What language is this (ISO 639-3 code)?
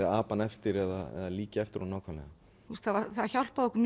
isl